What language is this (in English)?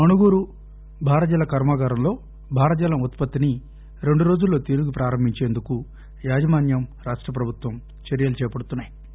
Telugu